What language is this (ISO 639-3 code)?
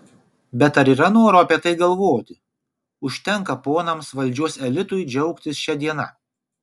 lit